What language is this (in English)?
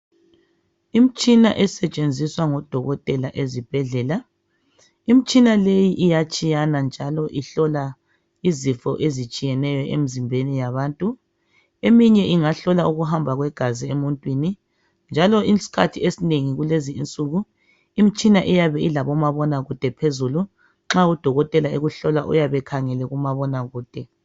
North Ndebele